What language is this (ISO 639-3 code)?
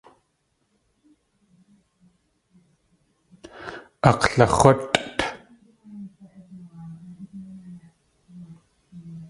tli